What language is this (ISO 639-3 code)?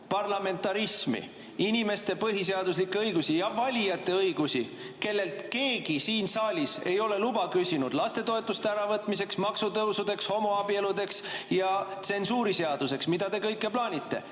est